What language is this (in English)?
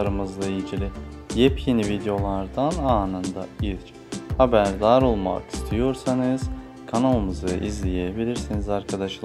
Turkish